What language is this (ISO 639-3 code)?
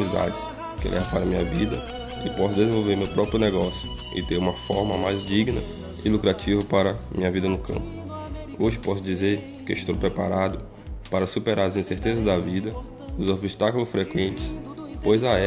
por